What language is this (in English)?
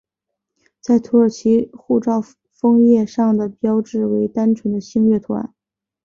Chinese